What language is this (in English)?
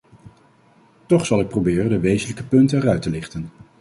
Dutch